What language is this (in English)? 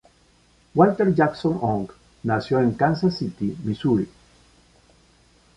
Spanish